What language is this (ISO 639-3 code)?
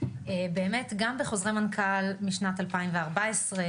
heb